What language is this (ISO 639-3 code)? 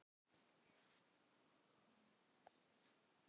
isl